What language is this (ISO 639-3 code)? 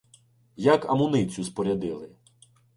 ukr